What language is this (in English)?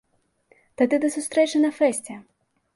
Belarusian